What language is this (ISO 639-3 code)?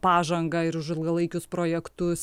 lit